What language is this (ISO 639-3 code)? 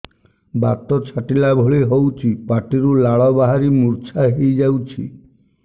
ori